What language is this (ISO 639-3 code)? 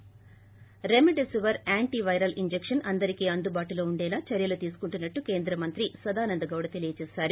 tel